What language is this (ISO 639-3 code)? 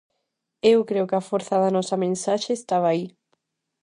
glg